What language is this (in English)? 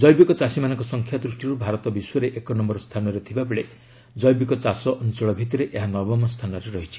Odia